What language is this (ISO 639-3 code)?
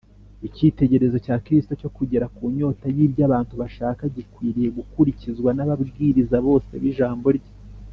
kin